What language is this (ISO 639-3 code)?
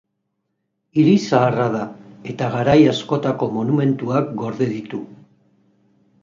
eus